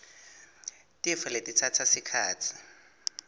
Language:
Swati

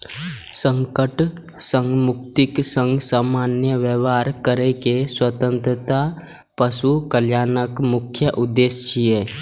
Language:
Maithili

